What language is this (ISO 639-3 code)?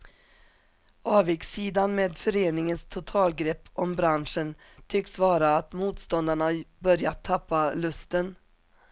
swe